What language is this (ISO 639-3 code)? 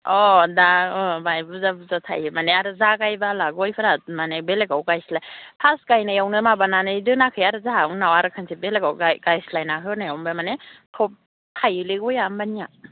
brx